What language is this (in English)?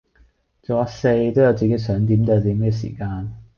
Cantonese